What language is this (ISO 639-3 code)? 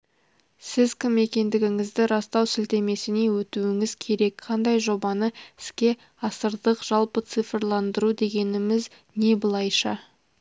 kaz